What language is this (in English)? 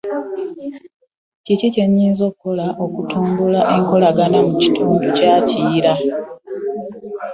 Ganda